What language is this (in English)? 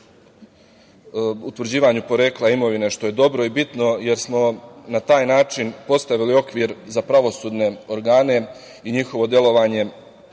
Serbian